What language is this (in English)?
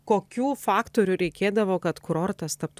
Lithuanian